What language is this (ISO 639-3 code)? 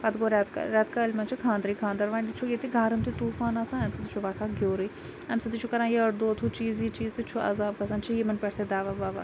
kas